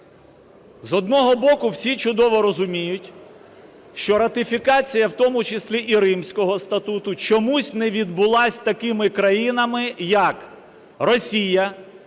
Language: Ukrainian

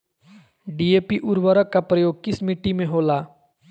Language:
Magahi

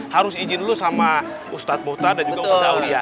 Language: Indonesian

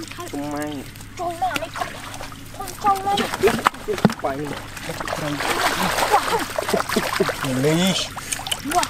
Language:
Thai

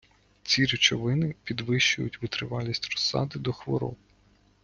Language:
Ukrainian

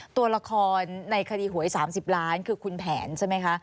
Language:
Thai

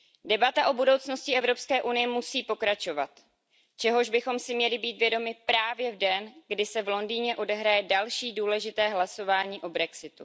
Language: Czech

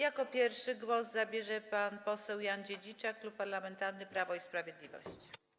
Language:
Polish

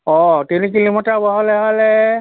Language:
Assamese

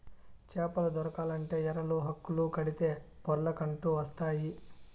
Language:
Telugu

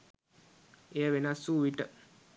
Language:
Sinhala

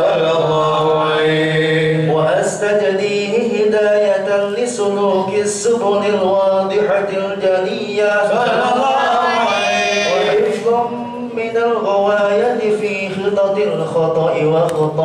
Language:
Arabic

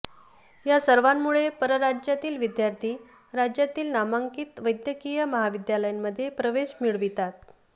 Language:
Marathi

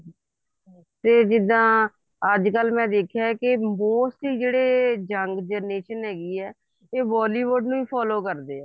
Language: Punjabi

